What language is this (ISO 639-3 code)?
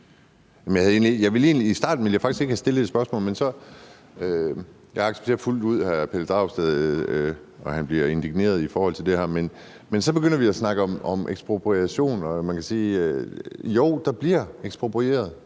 dan